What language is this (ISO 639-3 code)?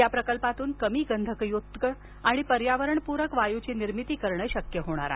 mar